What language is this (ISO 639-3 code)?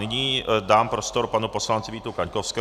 ces